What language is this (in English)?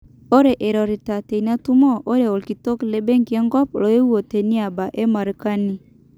Masai